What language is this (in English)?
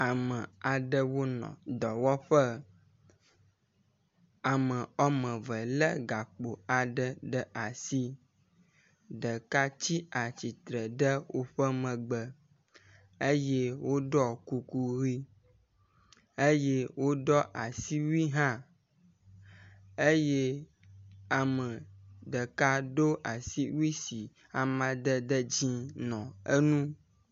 Ewe